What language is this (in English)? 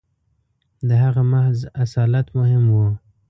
Pashto